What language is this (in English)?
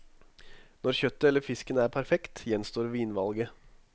Norwegian